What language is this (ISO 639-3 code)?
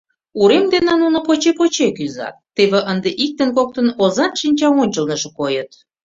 chm